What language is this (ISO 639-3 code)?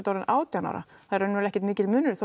isl